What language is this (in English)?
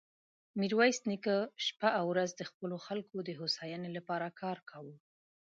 Pashto